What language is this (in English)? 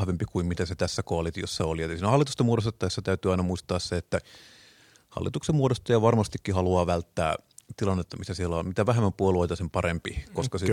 Finnish